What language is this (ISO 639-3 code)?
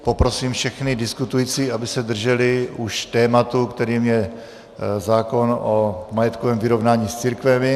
ces